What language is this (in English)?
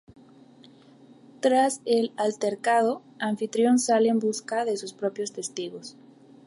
Spanish